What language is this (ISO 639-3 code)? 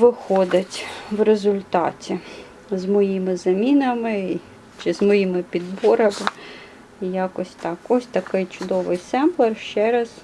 ukr